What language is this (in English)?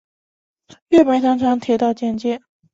Chinese